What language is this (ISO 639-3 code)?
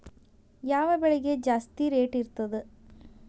kan